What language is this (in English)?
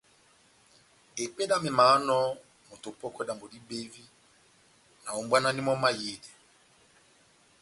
Batanga